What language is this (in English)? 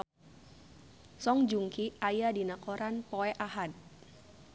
Sundanese